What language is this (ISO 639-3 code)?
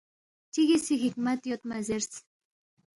bft